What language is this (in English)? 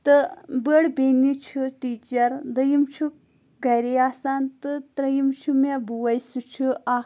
Kashmiri